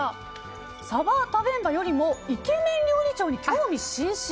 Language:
Japanese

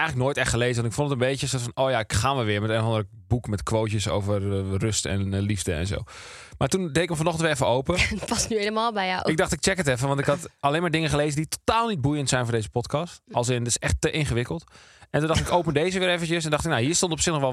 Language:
Dutch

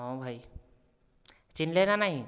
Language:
Odia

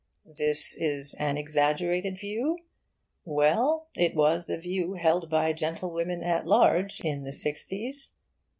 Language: English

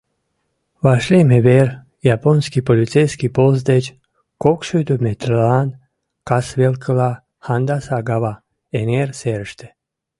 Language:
Mari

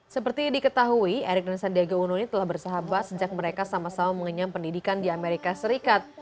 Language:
Indonesian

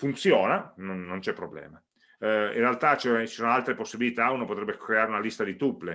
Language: Italian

